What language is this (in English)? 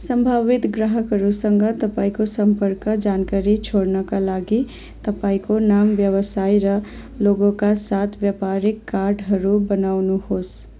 Nepali